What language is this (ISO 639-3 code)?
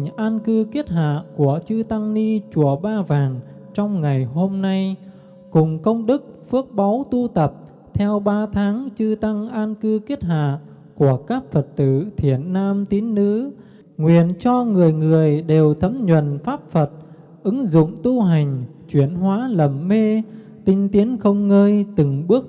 vie